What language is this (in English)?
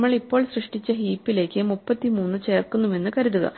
Malayalam